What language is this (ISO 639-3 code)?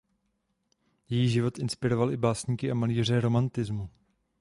ces